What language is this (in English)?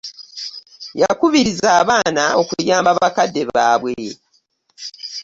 Ganda